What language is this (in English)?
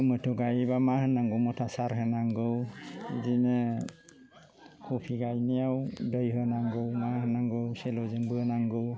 Bodo